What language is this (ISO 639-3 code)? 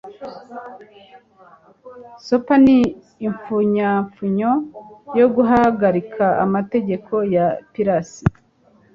kin